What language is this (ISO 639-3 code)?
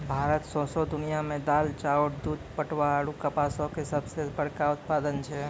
mai